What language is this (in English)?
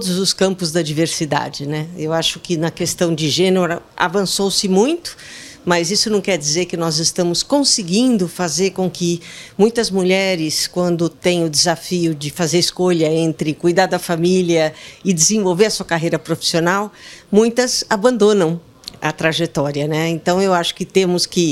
Portuguese